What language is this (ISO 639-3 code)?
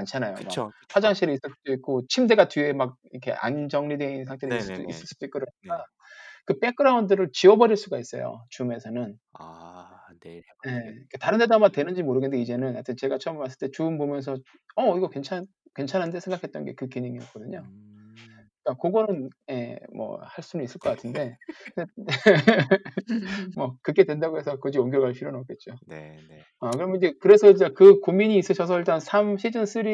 kor